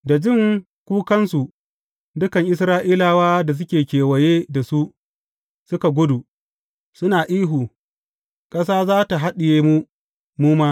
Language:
Hausa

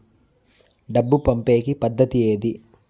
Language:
Telugu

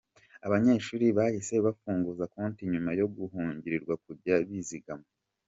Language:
Kinyarwanda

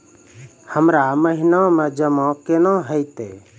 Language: Maithili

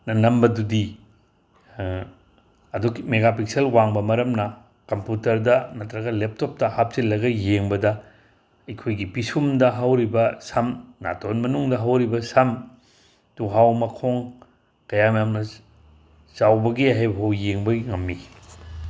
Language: Manipuri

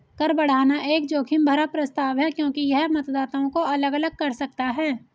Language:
Hindi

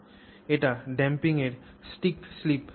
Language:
Bangla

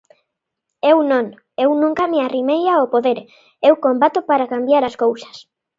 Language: Galician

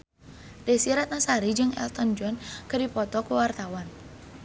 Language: Sundanese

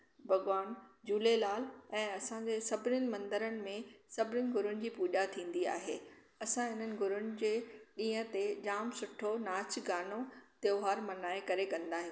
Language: Sindhi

